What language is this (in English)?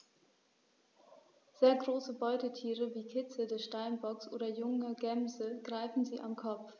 German